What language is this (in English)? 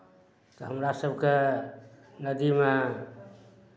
Maithili